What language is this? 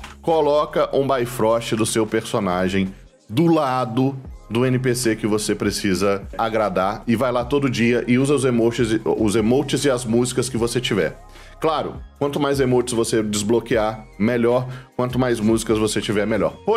Portuguese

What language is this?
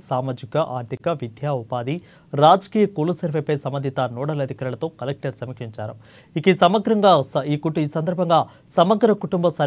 Telugu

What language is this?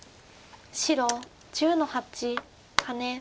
Japanese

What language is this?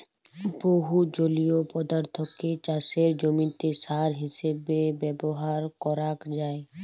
Bangla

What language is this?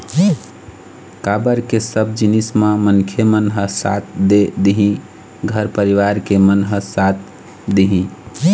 Chhattisgarhi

